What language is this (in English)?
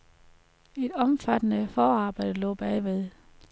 Danish